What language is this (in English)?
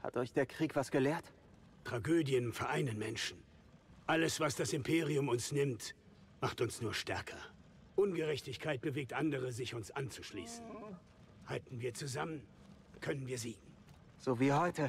German